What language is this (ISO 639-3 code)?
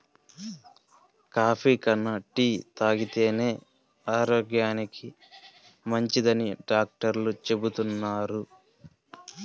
tel